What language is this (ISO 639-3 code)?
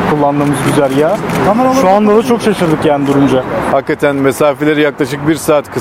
tur